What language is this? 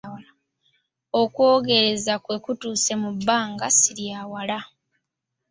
Ganda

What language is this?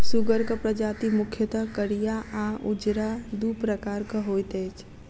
Maithili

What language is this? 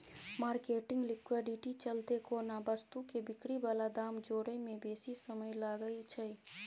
Maithili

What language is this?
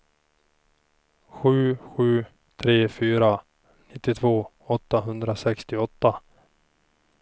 Swedish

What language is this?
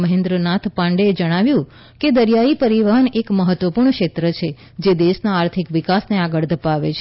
Gujarati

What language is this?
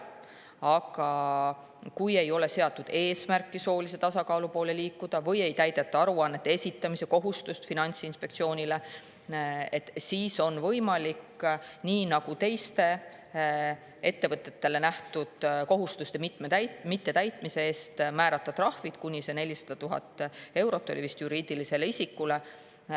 Estonian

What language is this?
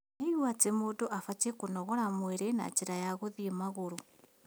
Kikuyu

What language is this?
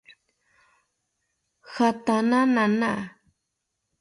South Ucayali Ashéninka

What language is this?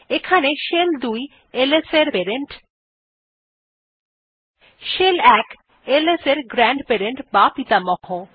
Bangla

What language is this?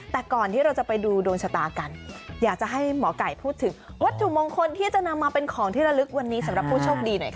Thai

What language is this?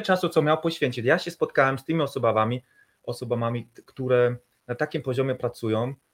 Polish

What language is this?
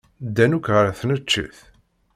Kabyle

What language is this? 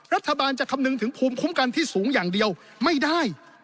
Thai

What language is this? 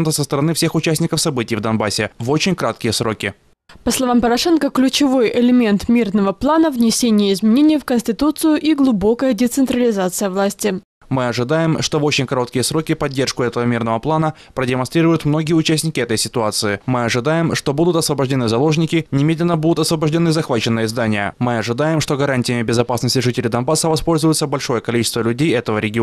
Russian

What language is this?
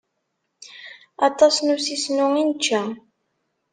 Kabyle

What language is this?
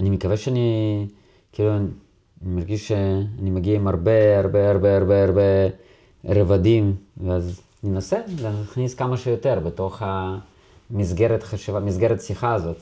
Hebrew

